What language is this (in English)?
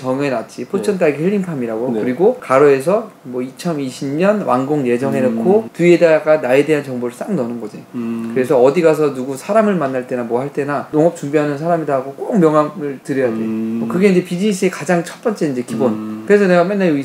Korean